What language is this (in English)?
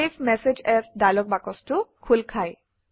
Assamese